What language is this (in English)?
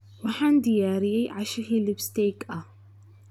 Somali